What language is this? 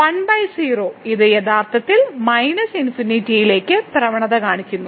Malayalam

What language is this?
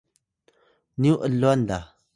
Atayal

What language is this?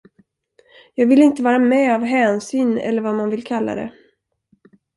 Swedish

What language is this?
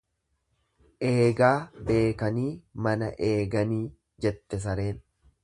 Oromo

